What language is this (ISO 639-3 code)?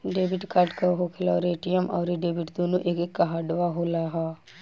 bho